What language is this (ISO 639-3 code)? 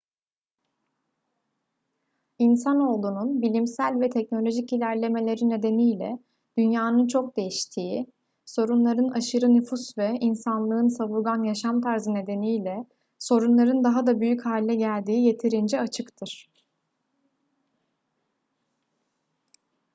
tur